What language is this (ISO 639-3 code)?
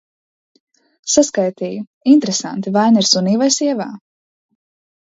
lav